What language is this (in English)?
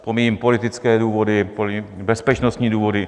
Czech